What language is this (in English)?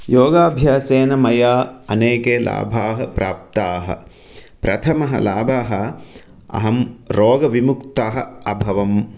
Sanskrit